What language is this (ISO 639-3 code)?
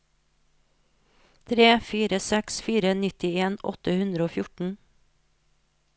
nor